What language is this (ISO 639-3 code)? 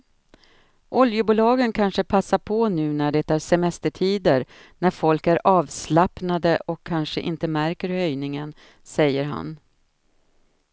swe